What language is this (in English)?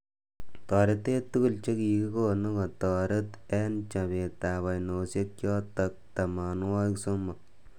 Kalenjin